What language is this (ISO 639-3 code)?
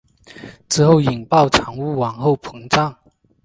zho